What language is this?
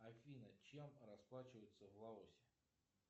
Russian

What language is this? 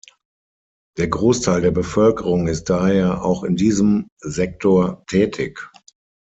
German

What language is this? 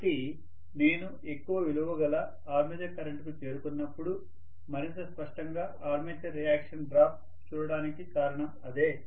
Telugu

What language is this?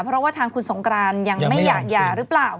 Thai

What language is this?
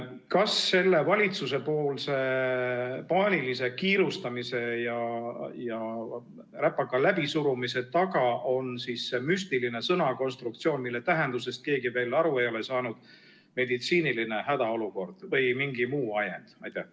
Estonian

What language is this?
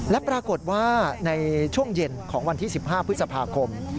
Thai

